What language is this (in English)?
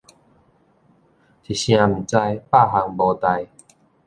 Min Nan Chinese